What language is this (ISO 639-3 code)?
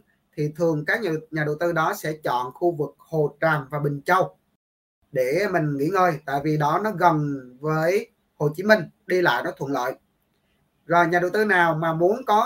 vie